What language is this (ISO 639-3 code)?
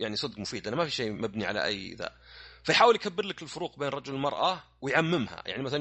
ara